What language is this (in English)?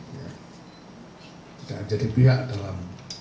Indonesian